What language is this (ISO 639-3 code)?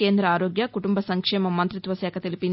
tel